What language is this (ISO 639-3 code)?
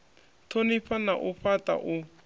ven